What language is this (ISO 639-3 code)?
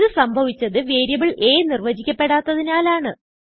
mal